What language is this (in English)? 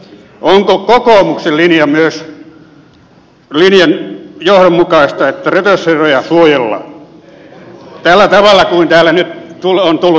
Finnish